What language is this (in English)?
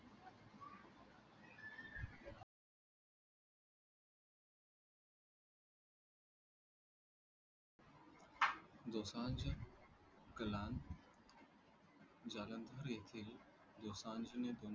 Marathi